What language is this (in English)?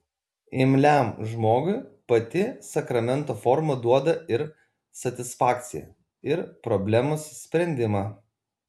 Lithuanian